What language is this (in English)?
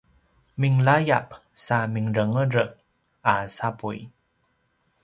Paiwan